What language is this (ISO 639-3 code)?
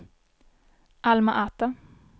swe